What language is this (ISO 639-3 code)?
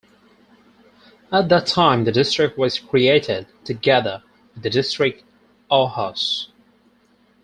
eng